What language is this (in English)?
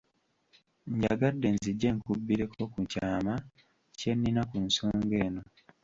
Ganda